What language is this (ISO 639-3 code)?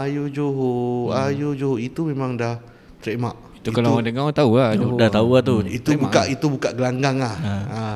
msa